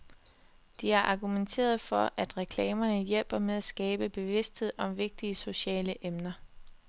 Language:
Danish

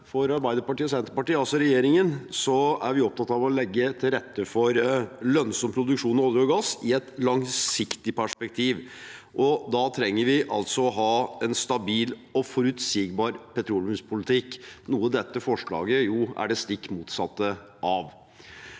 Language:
Norwegian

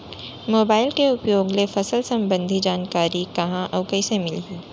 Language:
Chhattisgarhi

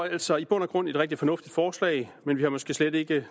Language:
Danish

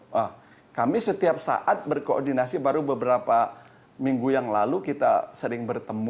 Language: Indonesian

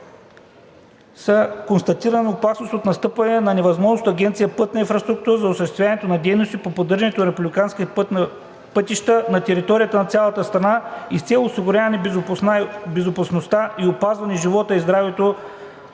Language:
Bulgarian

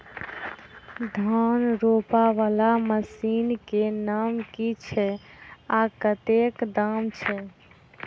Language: Maithili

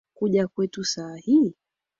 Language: Swahili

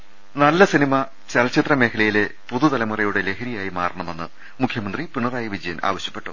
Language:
Malayalam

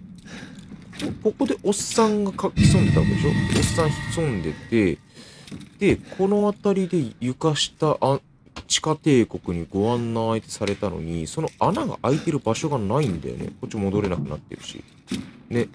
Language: Japanese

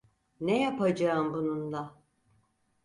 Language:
Turkish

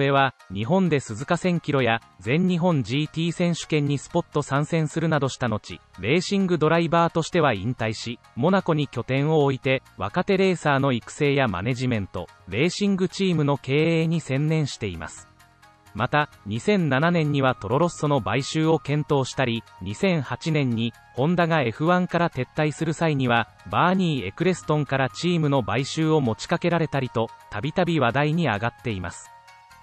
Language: Japanese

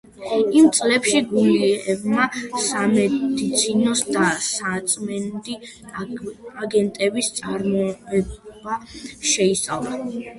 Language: Georgian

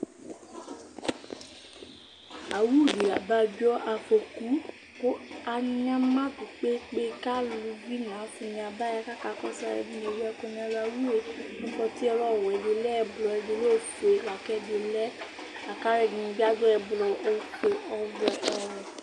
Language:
Ikposo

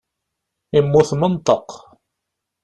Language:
Kabyle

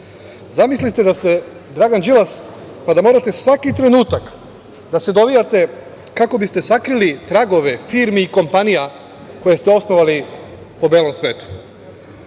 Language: Serbian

